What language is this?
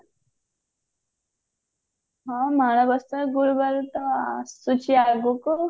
Odia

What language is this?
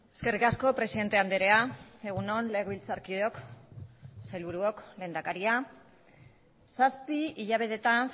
Basque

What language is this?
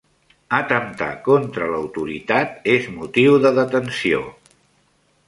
Catalan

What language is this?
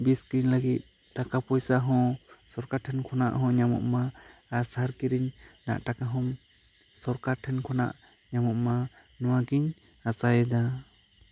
Santali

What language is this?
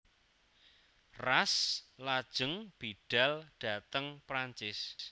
Javanese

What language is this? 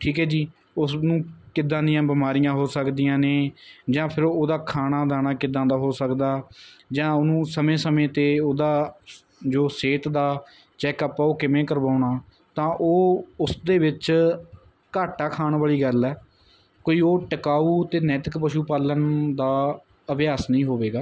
Punjabi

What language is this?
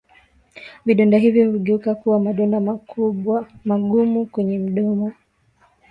Swahili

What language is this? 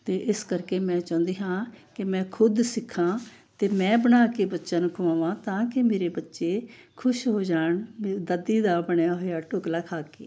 Punjabi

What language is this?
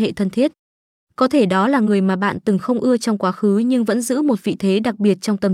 Vietnamese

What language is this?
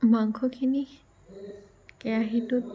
Assamese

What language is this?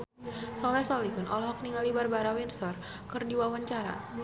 Sundanese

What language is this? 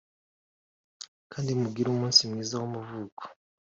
Kinyarwanda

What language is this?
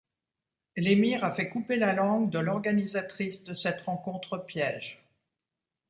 French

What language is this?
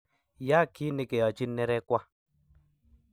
Kalenjin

